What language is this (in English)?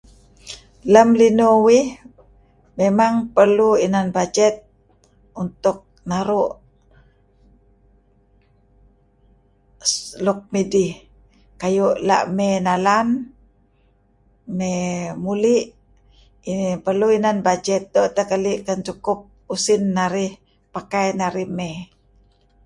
Kelabit